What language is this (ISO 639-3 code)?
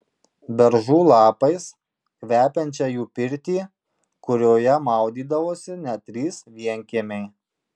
lit